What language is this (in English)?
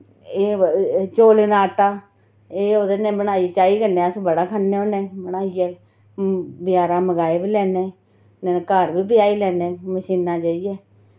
Dogri